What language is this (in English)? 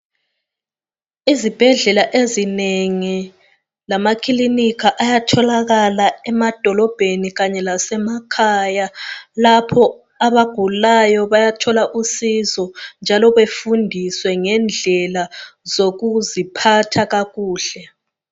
North Ndebele